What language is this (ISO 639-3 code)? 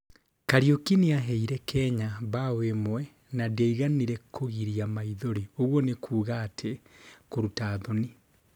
kik